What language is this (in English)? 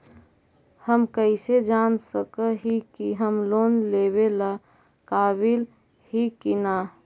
Magahi